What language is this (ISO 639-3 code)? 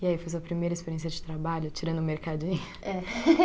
por